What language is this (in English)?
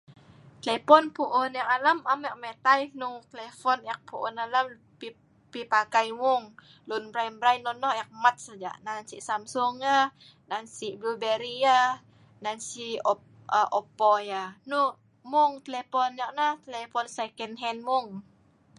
Sa'ban